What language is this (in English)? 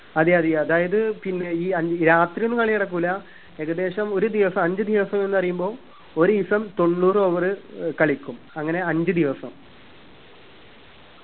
Malayalam